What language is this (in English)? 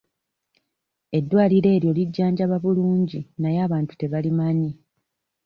Ganda